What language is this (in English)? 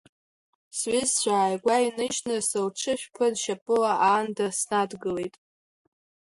Abkhazian